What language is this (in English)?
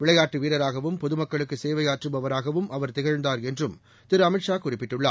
Tamil